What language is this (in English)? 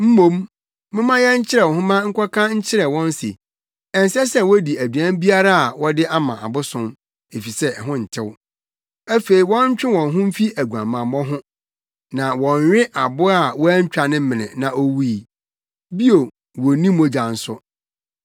Akan